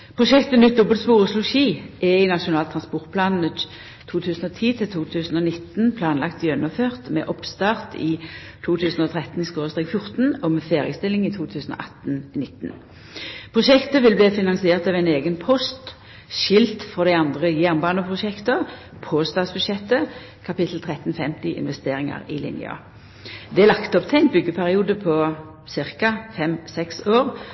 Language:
Norwegian Nynorsk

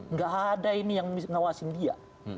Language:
Indonesian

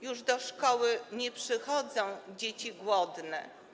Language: Polish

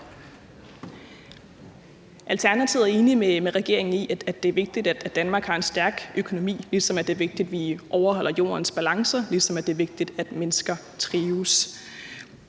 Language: Danish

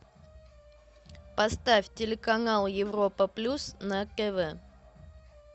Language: Russian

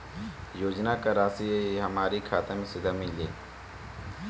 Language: Bhojpuri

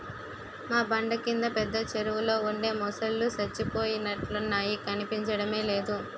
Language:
Telugu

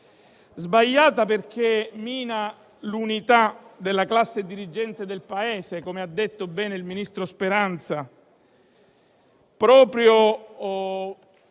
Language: Italian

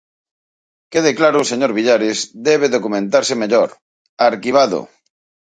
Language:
Galician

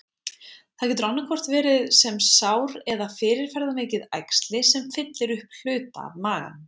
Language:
Icelandic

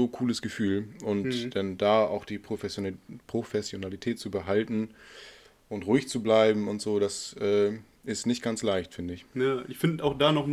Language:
German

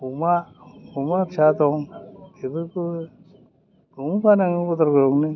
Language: Bodo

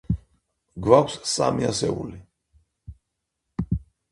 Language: Georgian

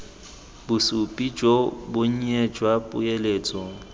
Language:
Tswana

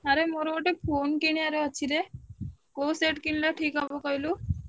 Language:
Odia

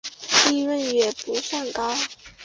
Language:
Chinese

